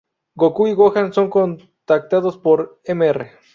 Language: Spanish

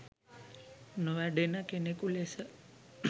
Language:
Sinhala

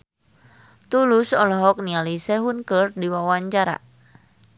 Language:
Sundanese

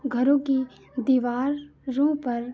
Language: Hindi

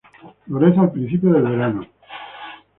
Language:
Spanish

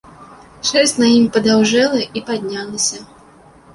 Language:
Belarusian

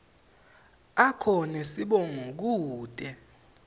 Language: Swati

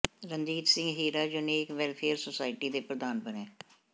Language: Punjabi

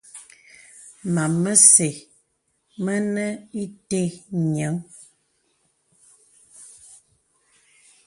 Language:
Bebele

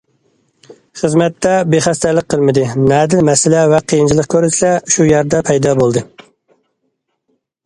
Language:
Uyghur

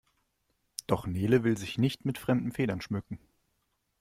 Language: German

